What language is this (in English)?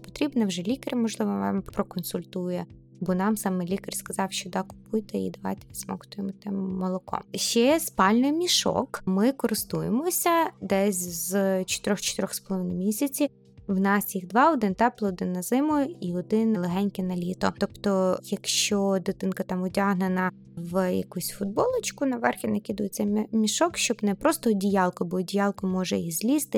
Ukrainian